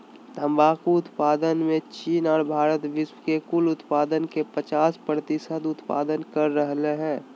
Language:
Magahi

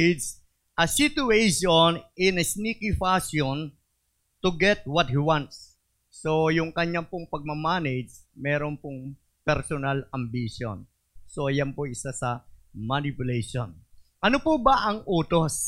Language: Filipino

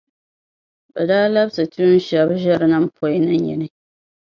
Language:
Dagbani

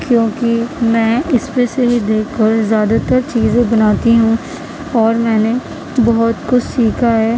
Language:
Urdu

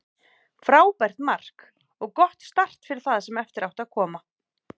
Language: Icelandic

